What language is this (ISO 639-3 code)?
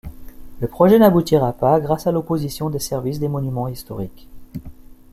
fra